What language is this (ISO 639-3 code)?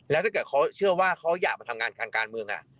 tha